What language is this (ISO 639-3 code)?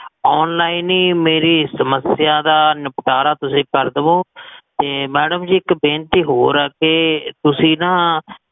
pan